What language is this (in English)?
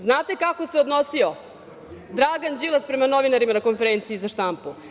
Serbian